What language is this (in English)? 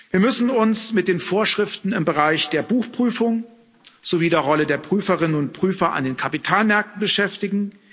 German